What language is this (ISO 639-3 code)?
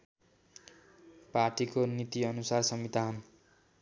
nep